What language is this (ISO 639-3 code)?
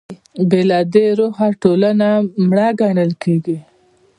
pus